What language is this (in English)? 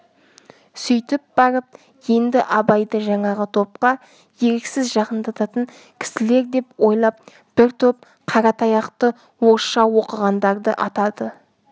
Kazakh